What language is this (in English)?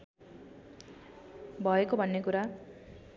Nepali